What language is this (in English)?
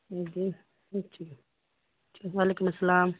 Urdu